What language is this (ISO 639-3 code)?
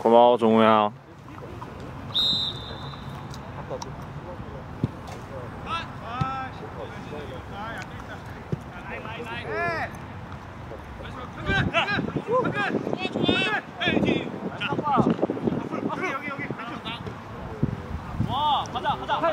kor